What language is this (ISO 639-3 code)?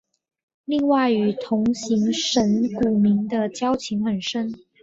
zho